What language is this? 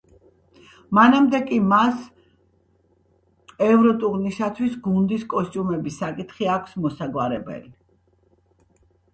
Georgian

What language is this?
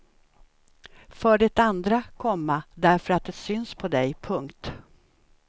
Swedish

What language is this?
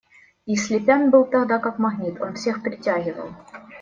Russian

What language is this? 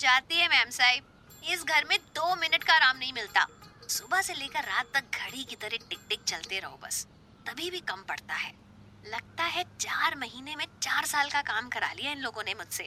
Hindi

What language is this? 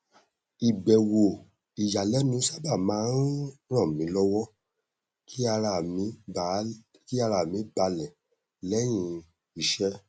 Yoruba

